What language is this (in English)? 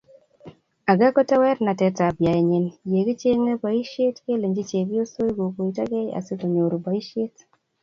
Kalenjin